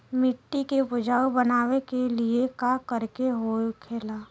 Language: Bhojpuri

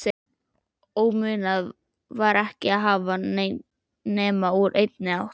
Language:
Icelandic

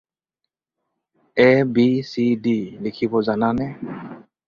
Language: Assamese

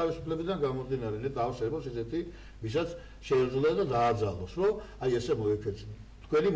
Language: Turkish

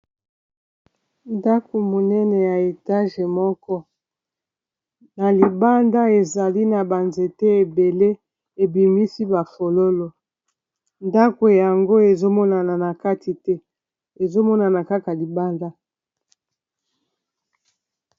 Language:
Lingala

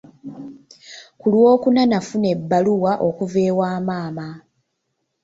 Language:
Ganda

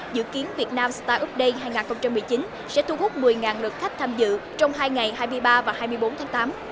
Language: Vietnamese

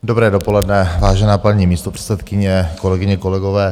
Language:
Czech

